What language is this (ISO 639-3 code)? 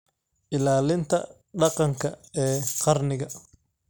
som